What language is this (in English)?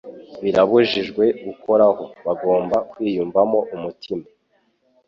Kinyarwanda